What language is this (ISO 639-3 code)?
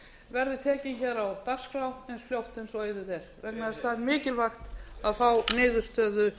isl